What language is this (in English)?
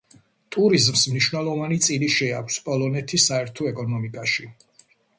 Georgian